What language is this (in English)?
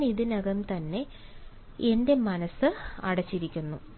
Malayalam